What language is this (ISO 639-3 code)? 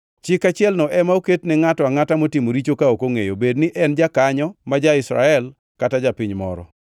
luo